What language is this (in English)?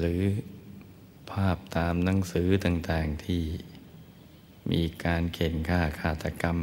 Thai